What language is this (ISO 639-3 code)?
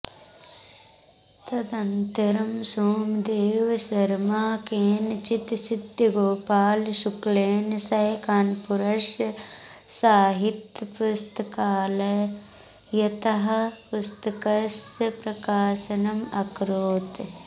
san